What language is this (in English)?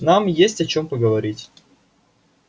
Russian